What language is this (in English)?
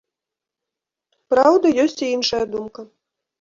Belarusian